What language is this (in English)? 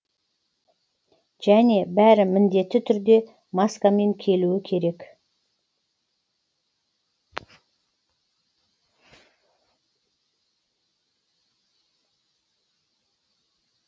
Kazakh